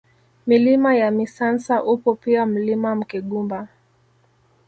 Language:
Swahili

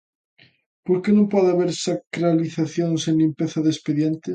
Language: Galician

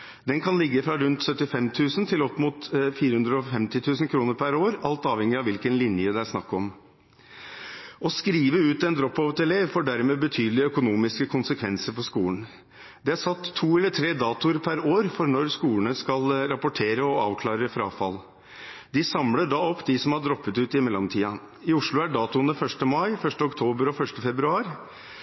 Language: Norwegian Bokmål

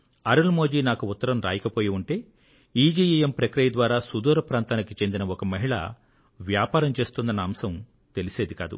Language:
Telugu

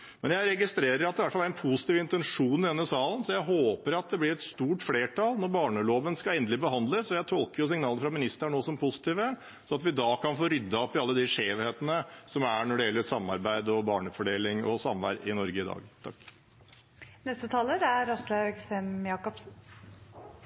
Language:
Norwegian Bokmål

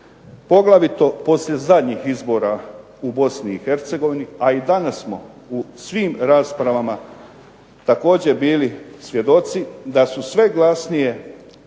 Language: Croatian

